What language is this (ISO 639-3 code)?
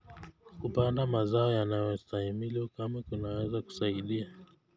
kln